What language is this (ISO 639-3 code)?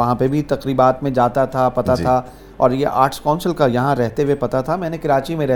urd